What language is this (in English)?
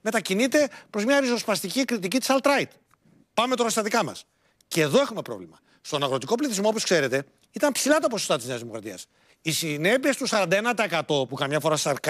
Greek